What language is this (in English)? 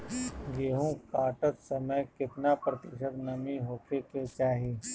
Bhojpuri